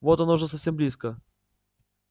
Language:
Russian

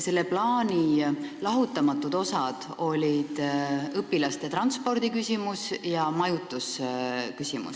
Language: Estonian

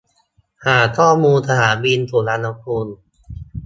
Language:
Thai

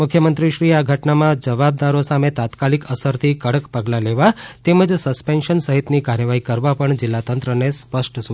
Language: Gujarati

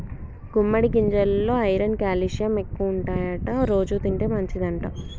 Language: Telugu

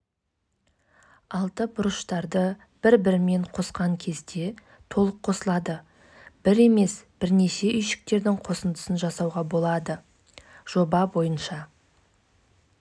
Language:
Kazakh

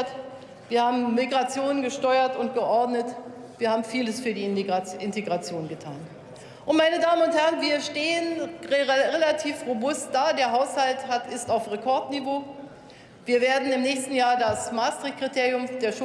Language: German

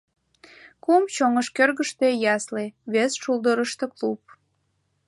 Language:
Mari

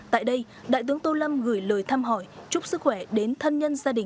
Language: Vietnamese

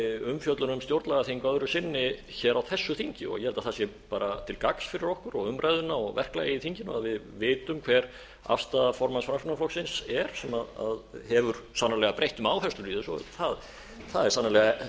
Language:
Icelandic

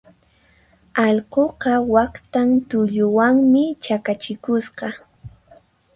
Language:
Puno Quechua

